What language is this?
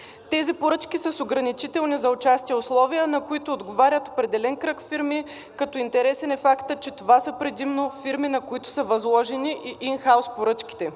Bulgarian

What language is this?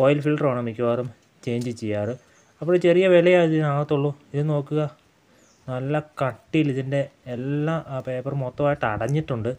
Malayalam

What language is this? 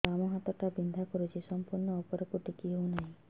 Odia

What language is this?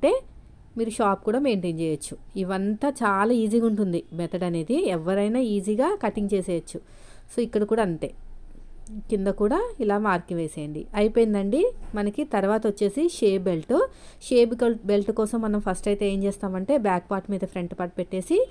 Telugu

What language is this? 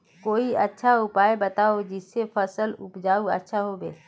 Magahi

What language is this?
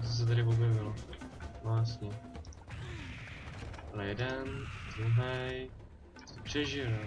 Czech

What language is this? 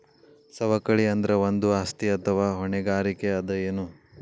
Kannada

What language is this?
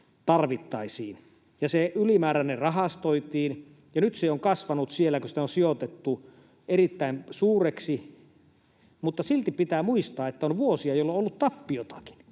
Finnish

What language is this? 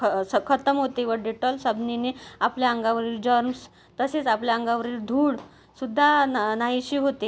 Marathi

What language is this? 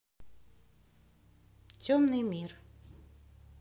Russian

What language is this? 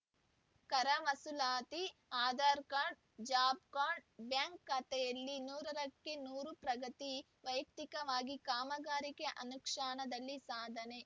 Kannada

